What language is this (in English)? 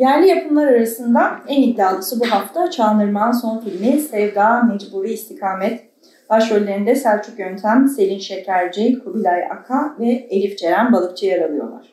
Turkish